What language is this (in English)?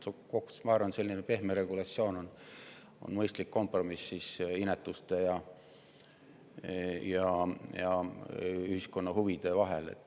Estonian